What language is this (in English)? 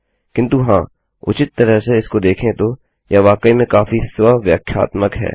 Hindi